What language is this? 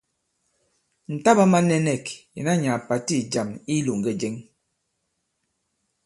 Bankon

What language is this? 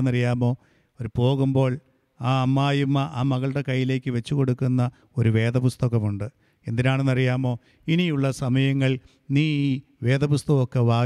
Malayalam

